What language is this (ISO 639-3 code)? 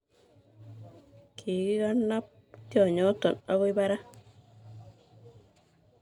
kln